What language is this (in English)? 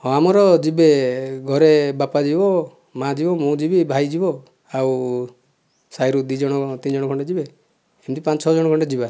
Odia